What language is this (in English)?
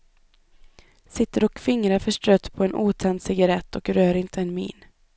Swedish